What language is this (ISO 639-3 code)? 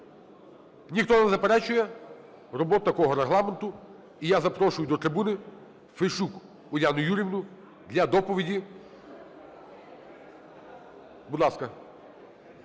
ukr